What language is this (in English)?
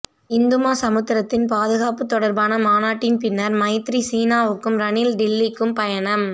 Tamil